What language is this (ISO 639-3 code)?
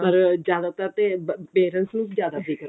pan